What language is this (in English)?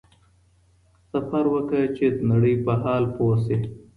Pashto